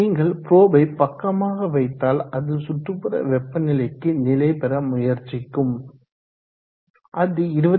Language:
Tamil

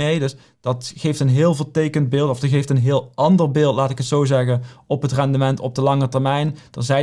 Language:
Dutch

